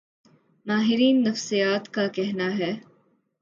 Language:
Urdu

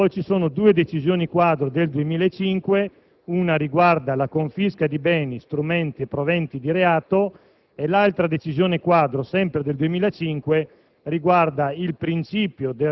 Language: Italian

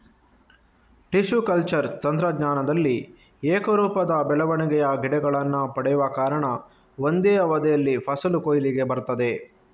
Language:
Kannada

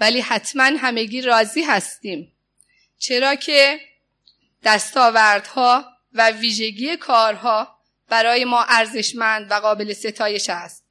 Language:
Persian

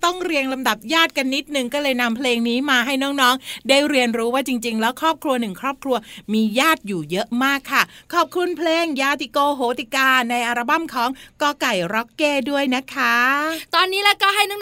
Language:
Thai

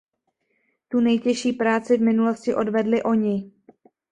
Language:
Czech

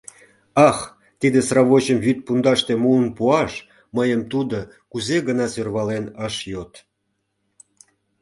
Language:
Mari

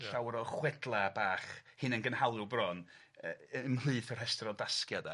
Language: Welsh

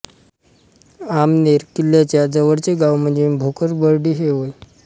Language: Marathi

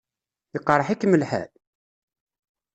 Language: Kabyle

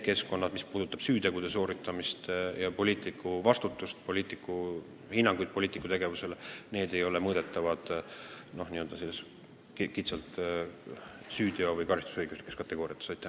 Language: Estonian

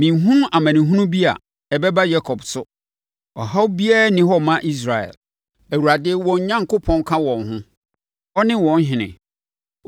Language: Akan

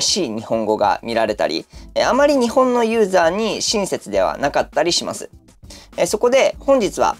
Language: Japanese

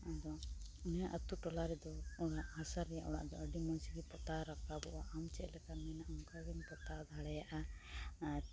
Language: Santali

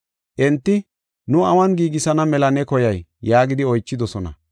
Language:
Gofa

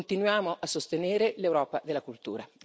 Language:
Italian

